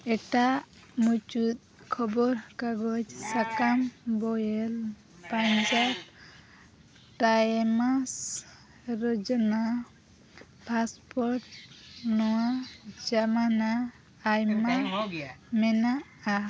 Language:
Santali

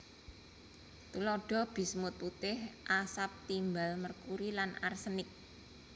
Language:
Javanese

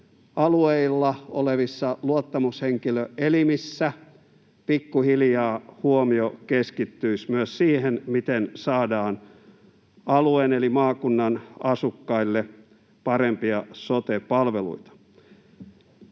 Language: Finnish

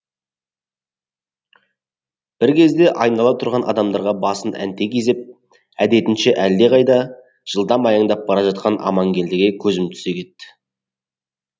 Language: Kazakh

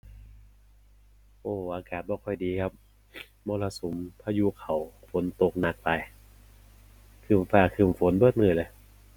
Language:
Thai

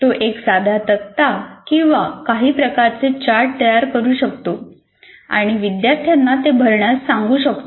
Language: Marathi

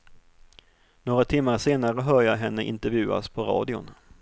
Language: Swedish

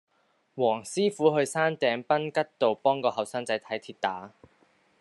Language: Cantonese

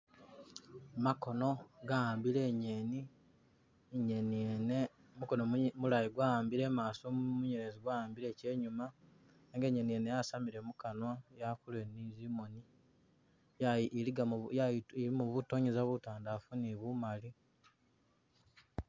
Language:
Masaaba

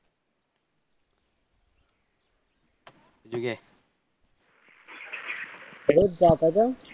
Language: Gujarati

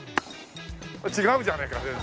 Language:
Japanese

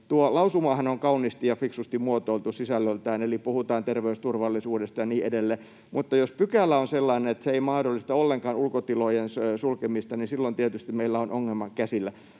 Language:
Finnish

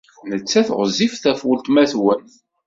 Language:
Kabyle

